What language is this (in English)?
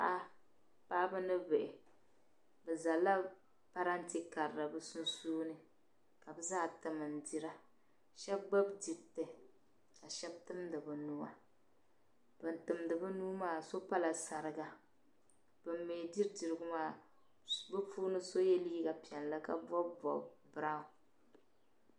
Dagbani